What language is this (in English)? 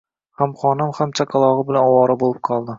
Uzbek